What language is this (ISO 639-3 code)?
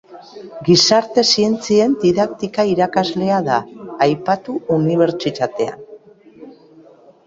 eus